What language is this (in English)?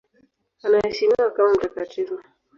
Swahili